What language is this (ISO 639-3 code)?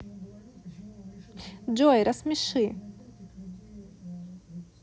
rus